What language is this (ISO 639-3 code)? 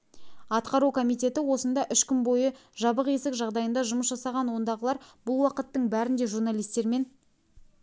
kaz